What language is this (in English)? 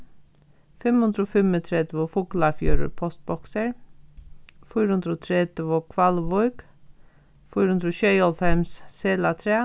Faroese